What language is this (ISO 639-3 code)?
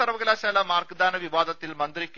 mal